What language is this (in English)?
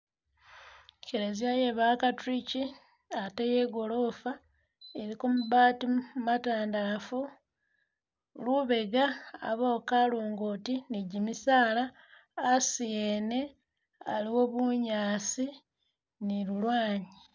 Masaaba